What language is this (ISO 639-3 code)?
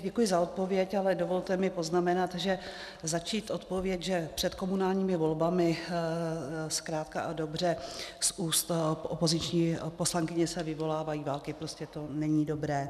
ces